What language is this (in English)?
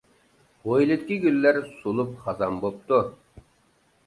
Uyghur